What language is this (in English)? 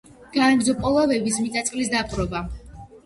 Georgian